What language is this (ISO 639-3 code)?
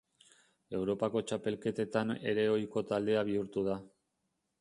eus